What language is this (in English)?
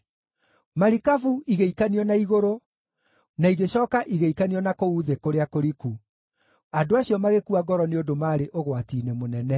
Kikuyu